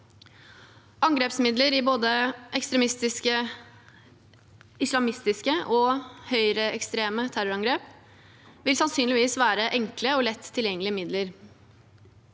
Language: Norwegian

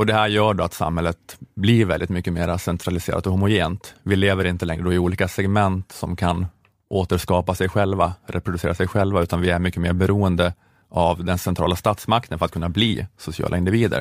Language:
Swedish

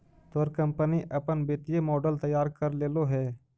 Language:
Magahi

